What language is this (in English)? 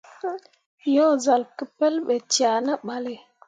Mundang